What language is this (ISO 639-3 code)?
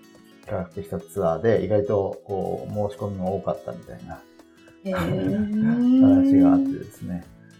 jpn